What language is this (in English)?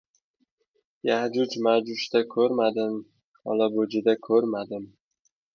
Uzbek